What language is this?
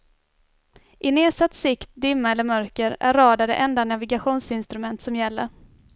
Swedish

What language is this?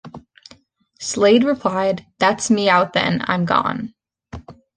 English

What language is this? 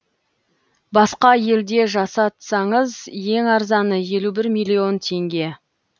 Kazakh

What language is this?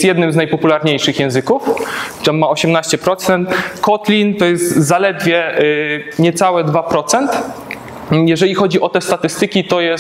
Polish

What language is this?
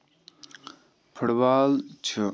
Kashmiri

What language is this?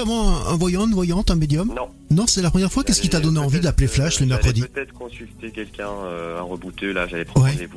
French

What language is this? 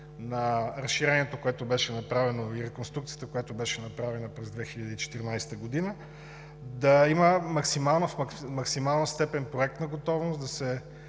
Bulgarian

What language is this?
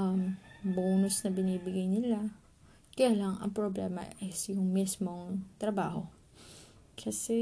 Filipino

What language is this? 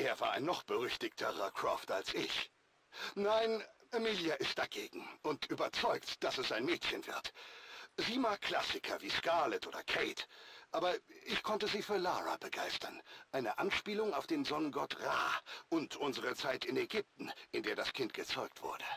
German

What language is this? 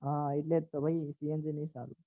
Gujarati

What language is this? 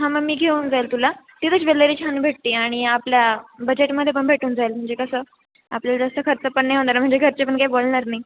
Marathi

